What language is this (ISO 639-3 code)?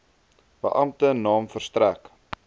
afr